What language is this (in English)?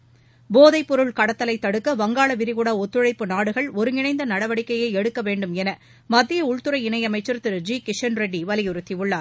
Tamil